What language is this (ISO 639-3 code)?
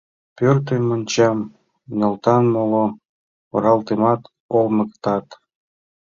chm